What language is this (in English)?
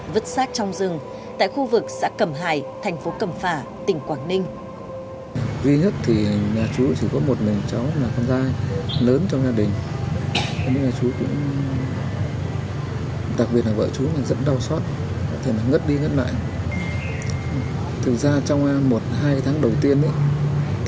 Vietnamese